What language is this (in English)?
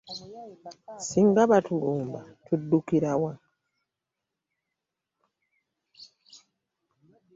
Ganda